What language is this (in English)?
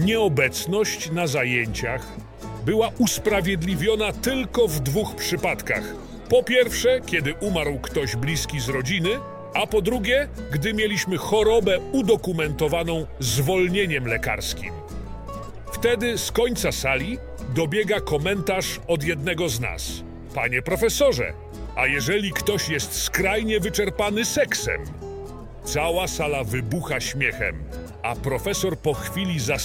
Polish